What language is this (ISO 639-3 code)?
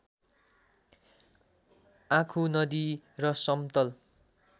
nep